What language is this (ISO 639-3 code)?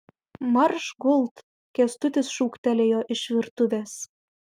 lit